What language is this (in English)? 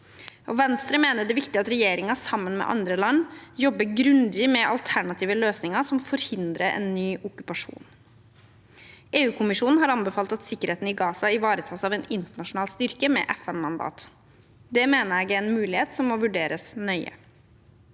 Norwegian